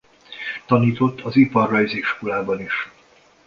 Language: Hungarian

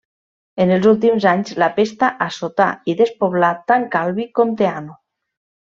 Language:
Catalan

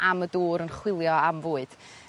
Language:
Welsh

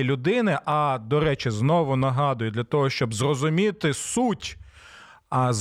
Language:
Ukrainian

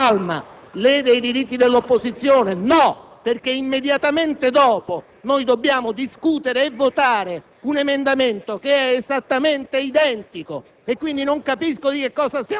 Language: Italian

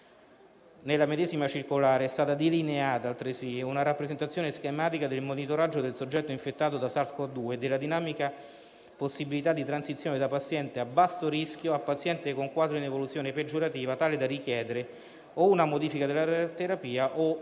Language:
Italian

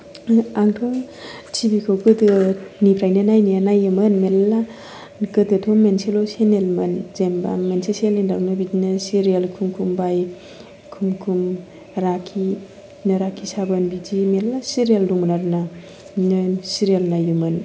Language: Bodo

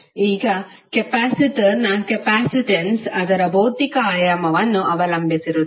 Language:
Kannada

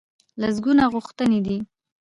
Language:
Pashto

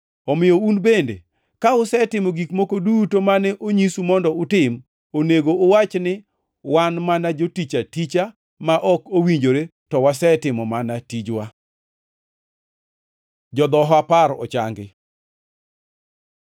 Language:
Luo (Kenya and Tanzania)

